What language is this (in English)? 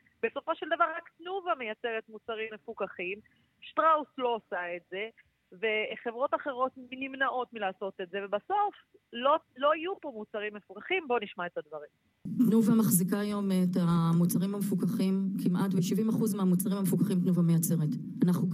Hebrew